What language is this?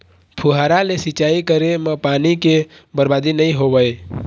Chhattisgarhi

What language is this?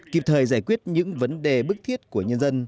Vietnamese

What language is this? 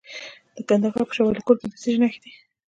Pashto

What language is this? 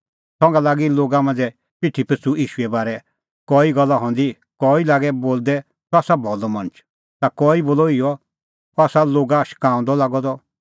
Kullu Pahari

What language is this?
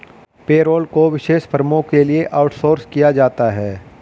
Hindi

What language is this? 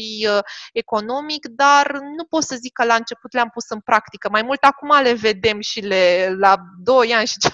Romanian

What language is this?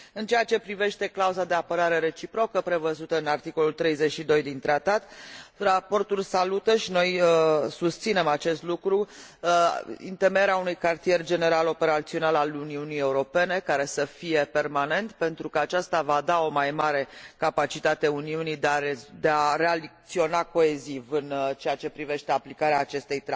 Romanian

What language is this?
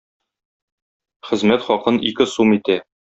Tatar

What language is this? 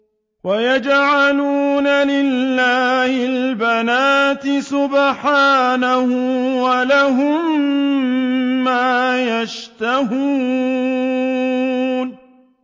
Arabic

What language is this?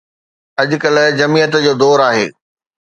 Sindhi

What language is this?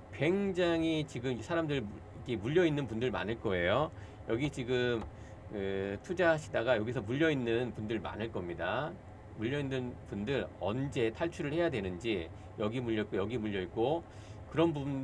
Korean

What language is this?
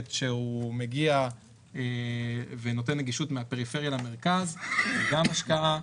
Hebrew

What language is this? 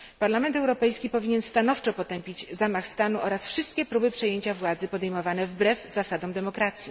Polish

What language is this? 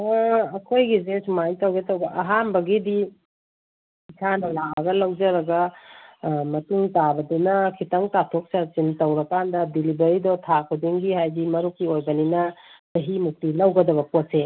Manipuri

